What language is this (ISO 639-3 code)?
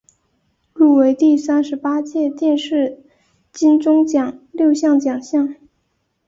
zho